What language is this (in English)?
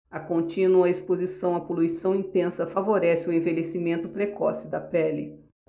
Portuguese